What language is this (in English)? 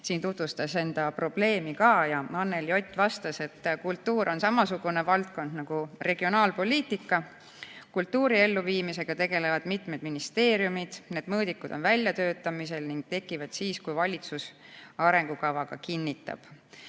Estonian